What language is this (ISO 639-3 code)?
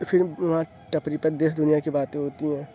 urd